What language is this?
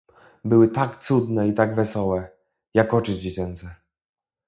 Polish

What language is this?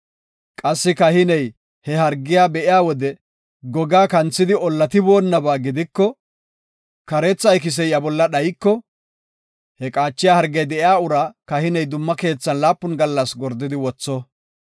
Gofa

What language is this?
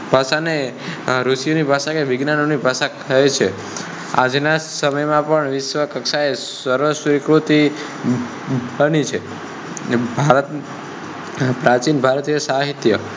Gujarati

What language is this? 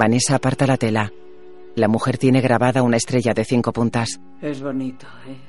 Spanish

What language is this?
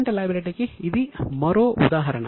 Telugu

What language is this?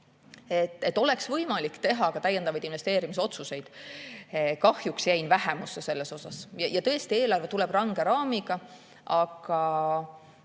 Estonian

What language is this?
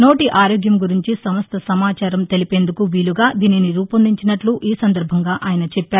Telugu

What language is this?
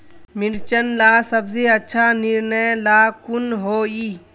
Magahi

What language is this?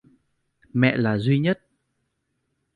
Vietnamese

